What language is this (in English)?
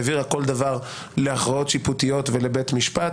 Hebrew